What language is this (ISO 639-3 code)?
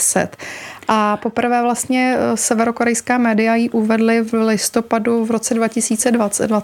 ces